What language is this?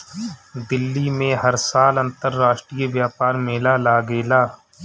Bhojpuri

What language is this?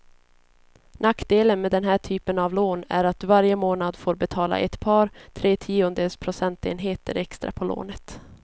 Swedish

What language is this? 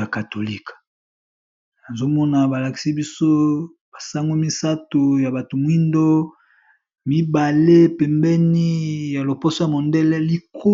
Lingala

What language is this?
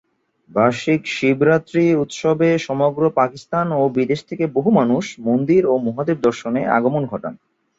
Bangla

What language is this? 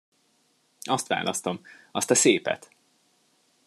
Hungarian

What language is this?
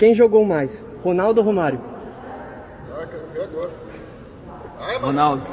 Portuguese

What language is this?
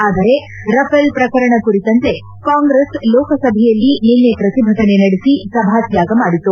Kannada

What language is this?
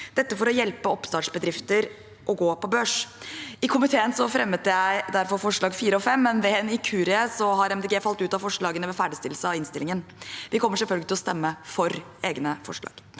Norwegian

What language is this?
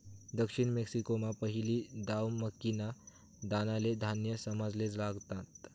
Marathi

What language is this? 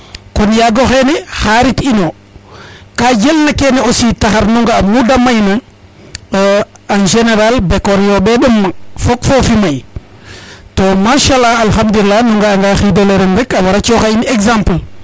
Serer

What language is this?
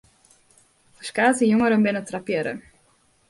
Western Frisian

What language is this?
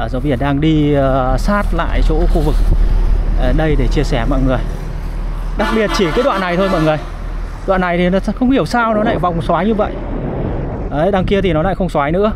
Vietnamese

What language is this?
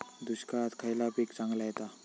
Marathi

